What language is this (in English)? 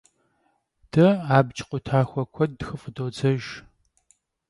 Kabardian